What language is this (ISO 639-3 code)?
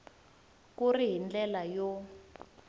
tso